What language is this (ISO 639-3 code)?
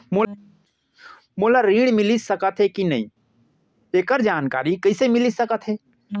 hne